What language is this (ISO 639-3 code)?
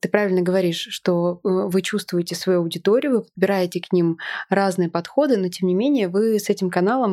rus